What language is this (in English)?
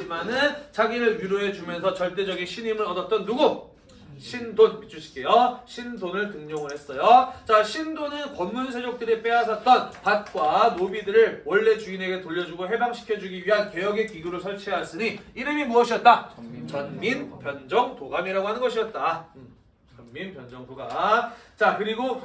Korean